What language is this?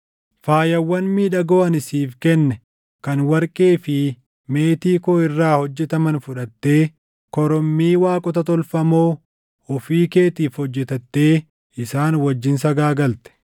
Oromo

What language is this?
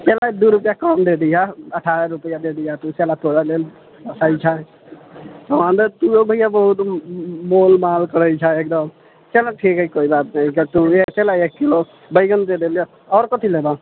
Maithili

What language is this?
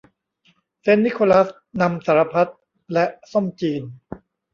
Thai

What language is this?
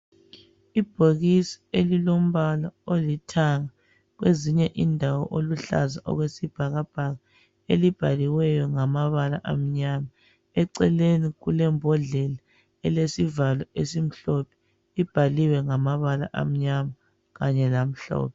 North Ndebele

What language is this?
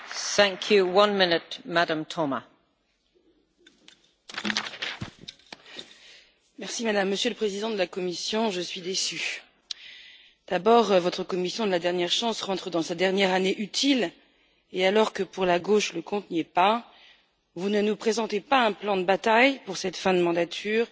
French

